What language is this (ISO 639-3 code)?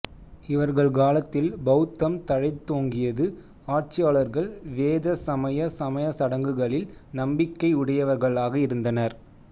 tam